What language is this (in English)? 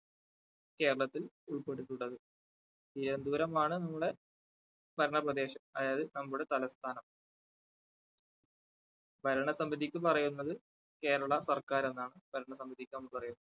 Malayalam